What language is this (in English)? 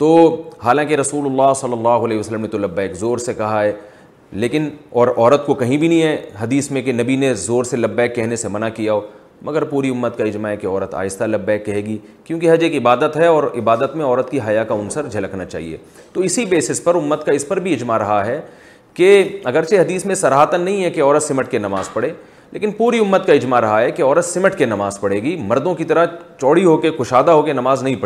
Urdu